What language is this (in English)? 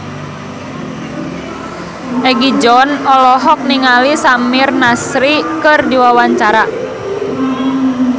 Sundanese